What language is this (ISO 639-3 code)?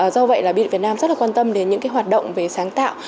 vie